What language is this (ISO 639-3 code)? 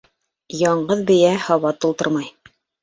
bak